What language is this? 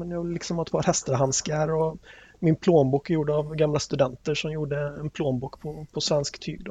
Swedish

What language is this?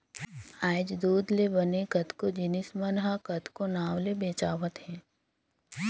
Chhattisgarhi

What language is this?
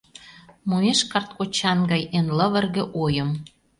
Mari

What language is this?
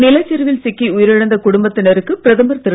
Tamil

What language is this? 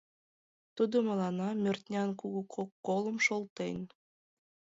Mari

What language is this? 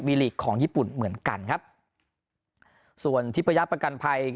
Thai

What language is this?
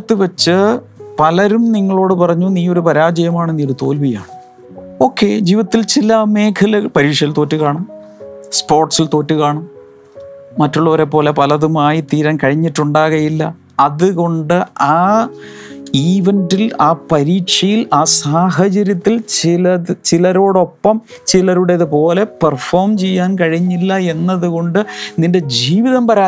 Malayalam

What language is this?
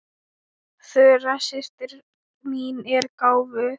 Icelandic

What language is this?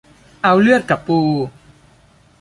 Thai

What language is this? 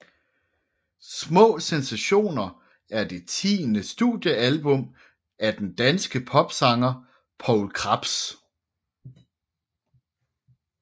Danish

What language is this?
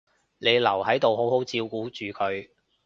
Cantonese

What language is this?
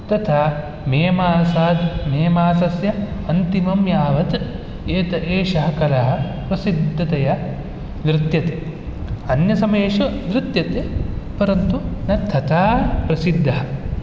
Sanskrit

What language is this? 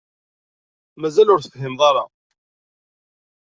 Kabyle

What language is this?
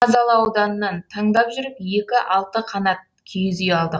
Kazakh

